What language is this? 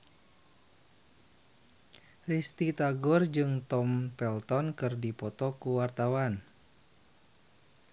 Sundanese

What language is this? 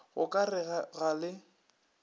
Northern Sotho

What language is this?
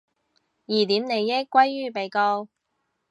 Cantonese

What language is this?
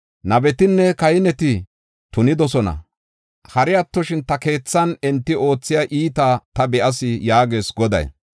Gofa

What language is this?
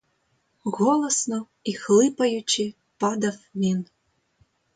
Ukrainian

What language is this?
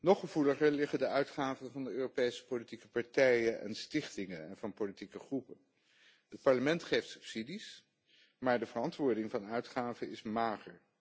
Dutch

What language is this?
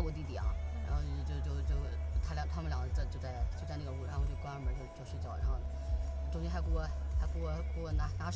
Chinese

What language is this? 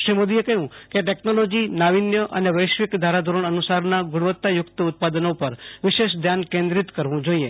Gujarati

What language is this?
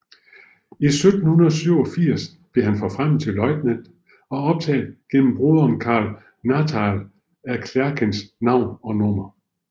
Danish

